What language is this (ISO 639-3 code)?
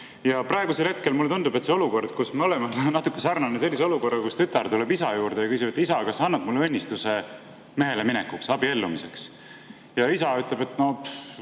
est